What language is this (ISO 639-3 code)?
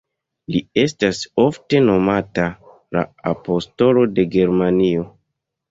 epo